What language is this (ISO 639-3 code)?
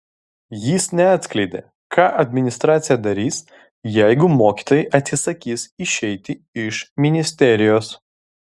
lit